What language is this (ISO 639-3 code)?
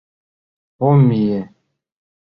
chm